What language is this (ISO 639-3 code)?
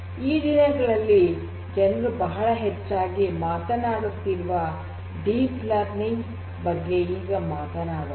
kan